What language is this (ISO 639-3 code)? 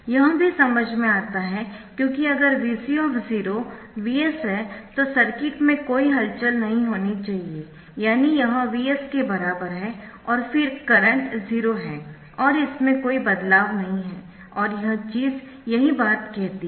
hin